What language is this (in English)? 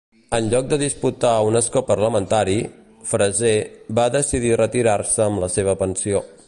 Catalan